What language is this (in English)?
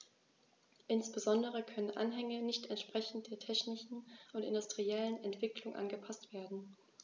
German